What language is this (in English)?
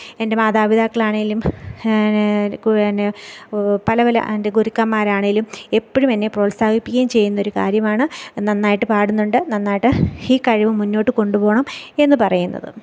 Malayalam